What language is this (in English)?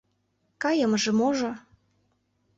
Mari